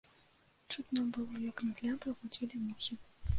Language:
Belarusian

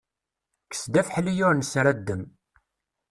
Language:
Kabyle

